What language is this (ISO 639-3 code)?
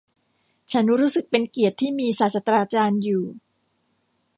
tha